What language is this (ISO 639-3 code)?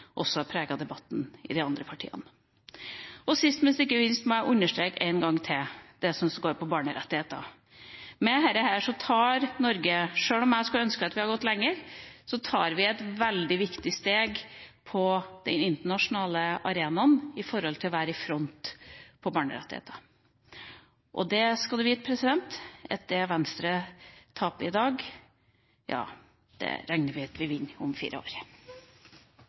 nob